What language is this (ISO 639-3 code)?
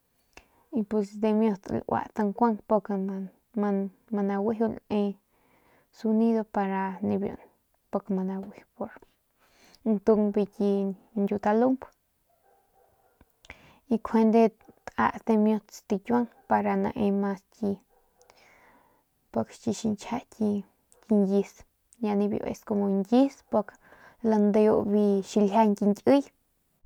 pmq